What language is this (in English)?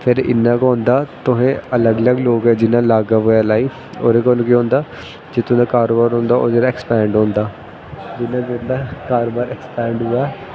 Dogri